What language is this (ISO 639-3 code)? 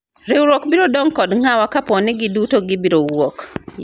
luo